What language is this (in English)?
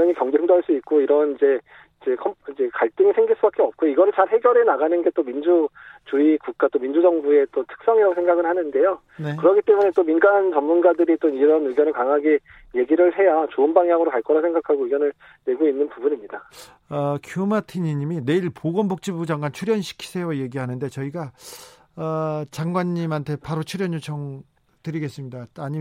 Korean